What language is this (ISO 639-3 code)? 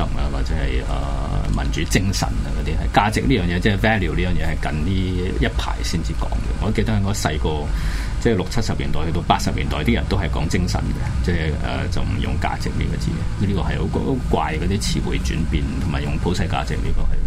zho